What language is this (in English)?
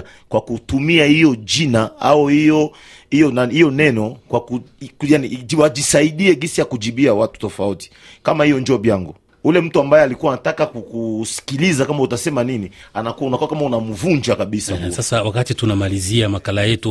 Swahili